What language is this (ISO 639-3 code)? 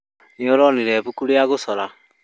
kik